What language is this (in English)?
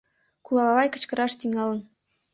Mari